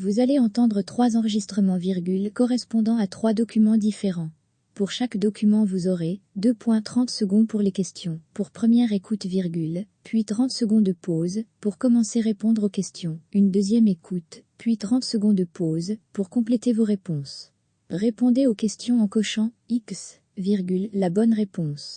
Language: French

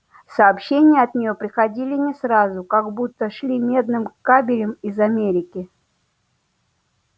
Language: Russian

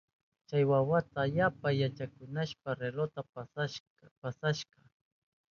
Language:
Southern Pastaza Quechua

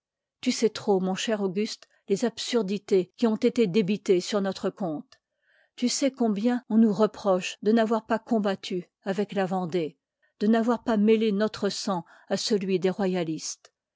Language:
French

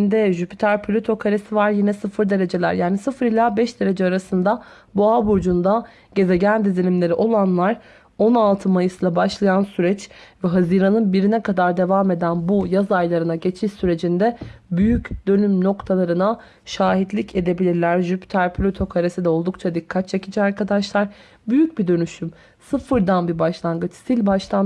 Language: Turkish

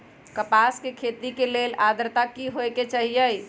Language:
Magahi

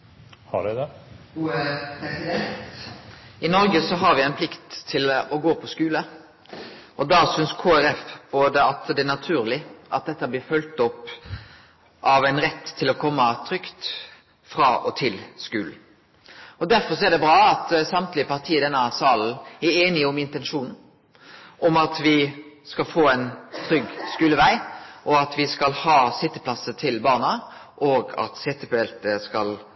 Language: Norwegian Nynorsk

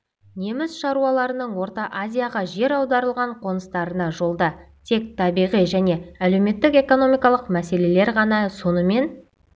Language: Kazakh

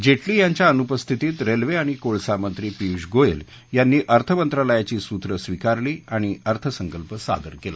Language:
Marathi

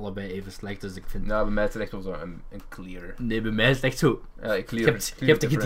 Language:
Dutch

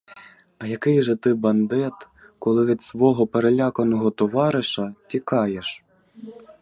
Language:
Ukrainian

